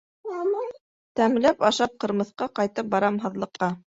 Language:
Bashkir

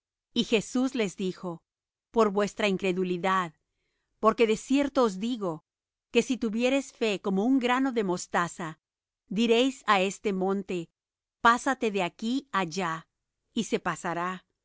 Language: Spanish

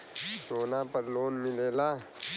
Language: Bhojpuri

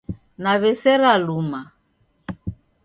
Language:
Taita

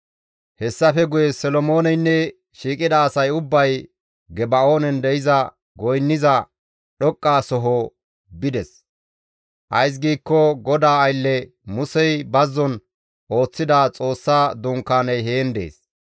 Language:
Gamo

